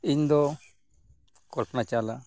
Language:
Santali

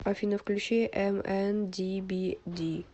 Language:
Russian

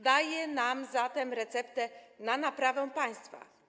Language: Polish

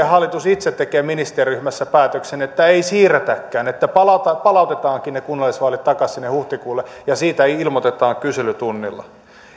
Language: Finnish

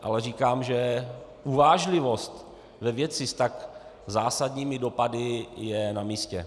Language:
Czech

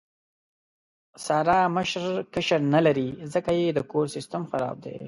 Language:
Pashto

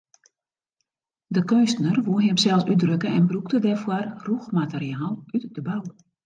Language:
Western Frisian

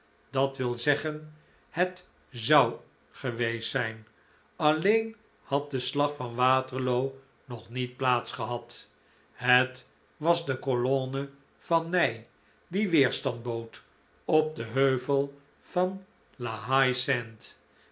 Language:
Dutch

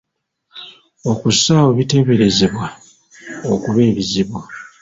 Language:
Ganda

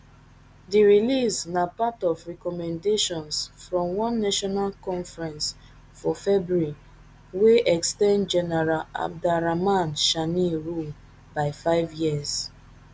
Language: Nigerian Pidgin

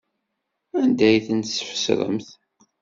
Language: Kabyle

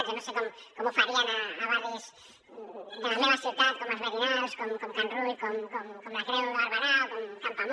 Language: Catalan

